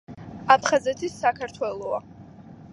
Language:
Georgian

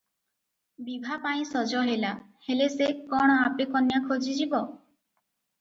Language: Odia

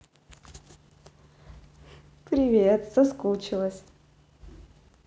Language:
Russian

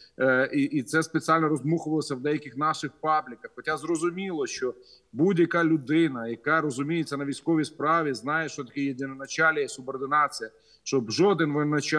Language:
Ukrainian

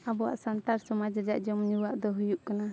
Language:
Santali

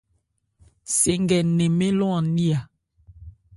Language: Ebrié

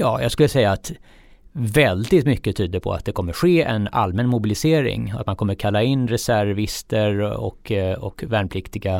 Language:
Swedish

